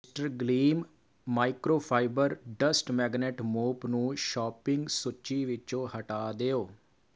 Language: Punjabi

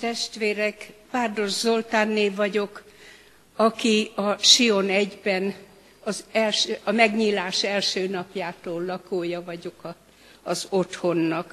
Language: Hungarian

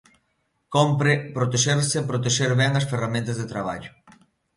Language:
Galician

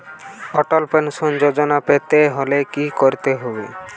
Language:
Bangla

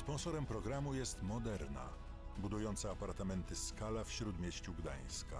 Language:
Polish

